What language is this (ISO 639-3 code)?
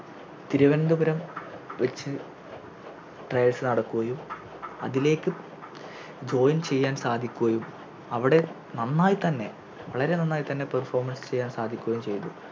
mal